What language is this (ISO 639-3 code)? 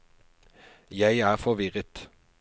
nor